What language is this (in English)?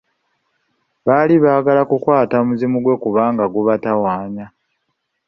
Ganda